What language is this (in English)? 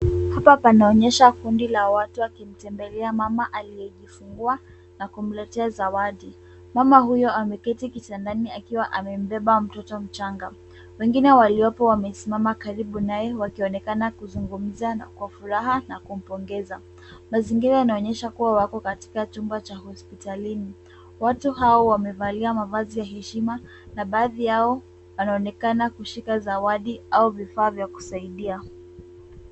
Swahili